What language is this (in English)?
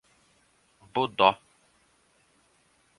Portuguese